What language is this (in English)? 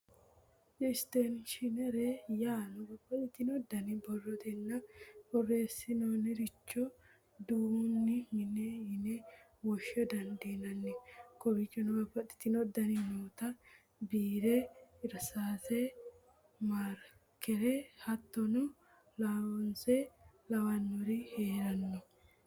Sidamo